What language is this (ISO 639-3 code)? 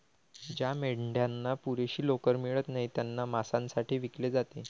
mar